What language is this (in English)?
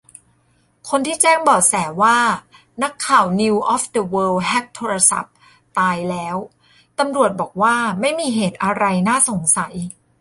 Thai